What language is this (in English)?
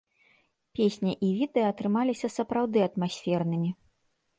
Belarusian